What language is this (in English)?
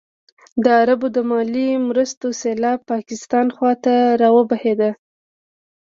Pashto